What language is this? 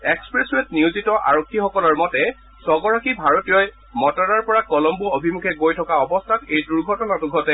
Assamese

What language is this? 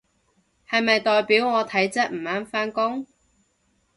Cantonese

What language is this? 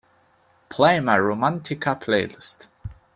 English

